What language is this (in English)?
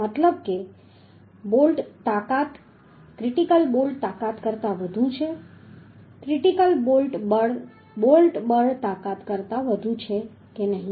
Gujarati